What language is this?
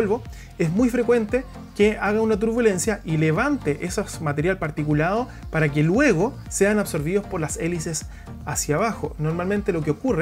Spanish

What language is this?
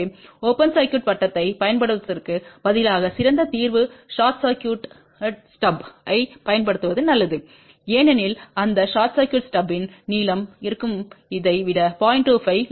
Tamil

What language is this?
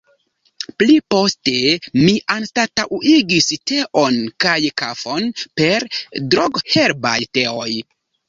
Esperanto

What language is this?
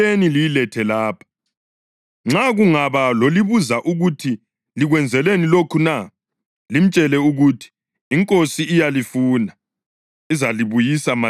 North Ndebele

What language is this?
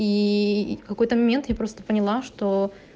Russian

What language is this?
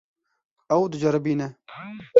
Kurdish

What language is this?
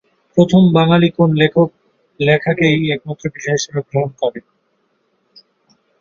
Bangla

